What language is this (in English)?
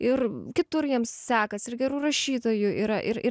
Lithuanian